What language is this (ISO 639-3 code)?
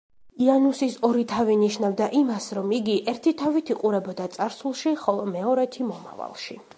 kat